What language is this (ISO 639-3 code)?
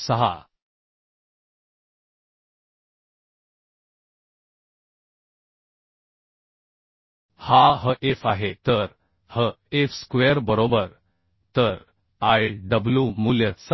mar